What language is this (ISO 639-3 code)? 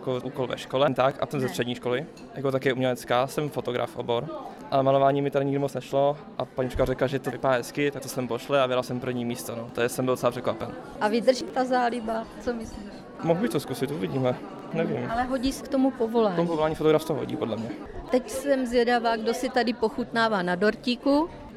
ces